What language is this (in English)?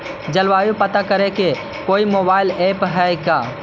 Magahi